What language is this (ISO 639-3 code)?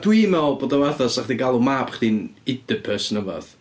cym